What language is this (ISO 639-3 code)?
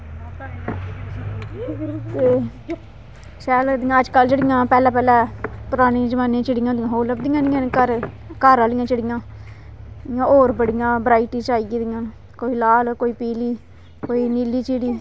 doi